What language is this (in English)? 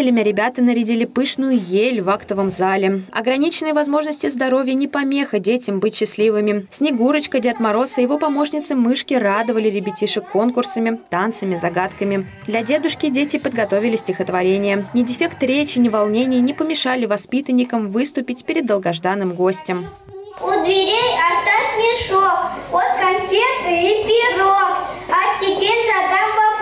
Russian